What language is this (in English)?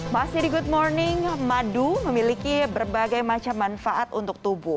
Indonesian